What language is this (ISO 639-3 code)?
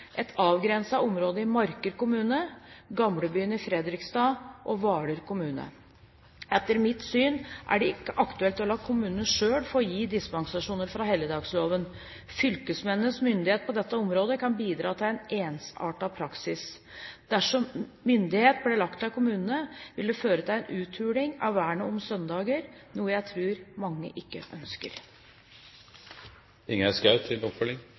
nob